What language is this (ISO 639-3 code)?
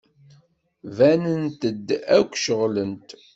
kab